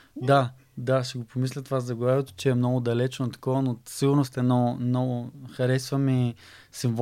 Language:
Bulgarian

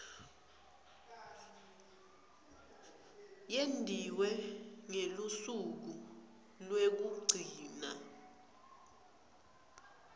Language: Swati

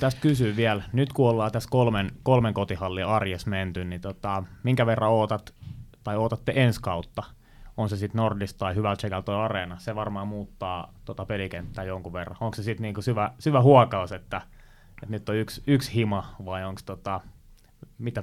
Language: Finnish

